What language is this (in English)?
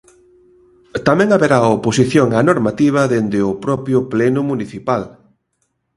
Galician